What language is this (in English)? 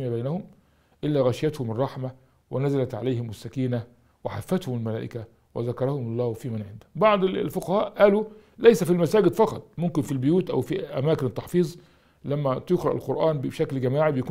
Arabic